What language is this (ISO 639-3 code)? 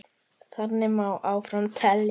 isl